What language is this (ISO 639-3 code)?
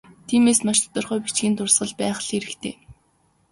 mon